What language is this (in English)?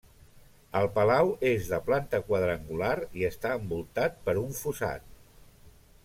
Catalan